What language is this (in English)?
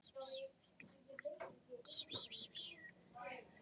Icelandic